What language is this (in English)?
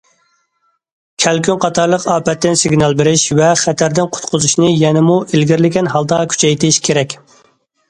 Uyghur